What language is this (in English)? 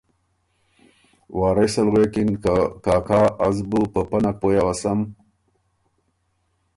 Ormuri